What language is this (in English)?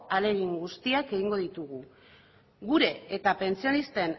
Basque